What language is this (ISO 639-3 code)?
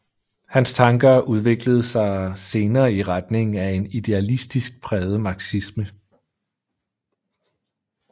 dan